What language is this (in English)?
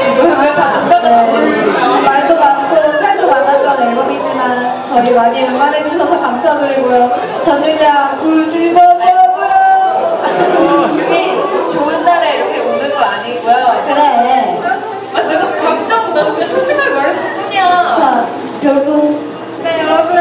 Korean